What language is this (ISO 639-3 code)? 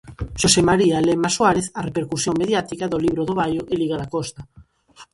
glg